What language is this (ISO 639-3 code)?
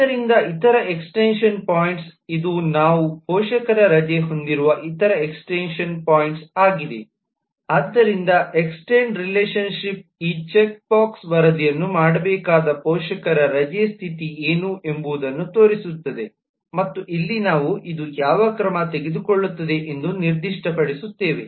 kan